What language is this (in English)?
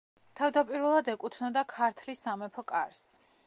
Georgian